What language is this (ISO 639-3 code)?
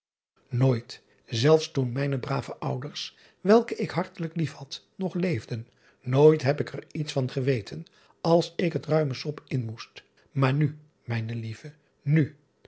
nld